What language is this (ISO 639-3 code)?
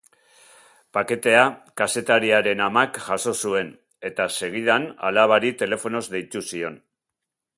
eus